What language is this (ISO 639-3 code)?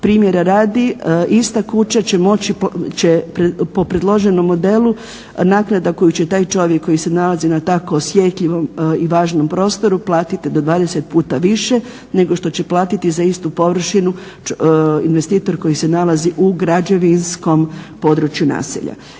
hrv